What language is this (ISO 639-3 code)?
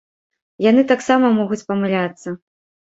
bel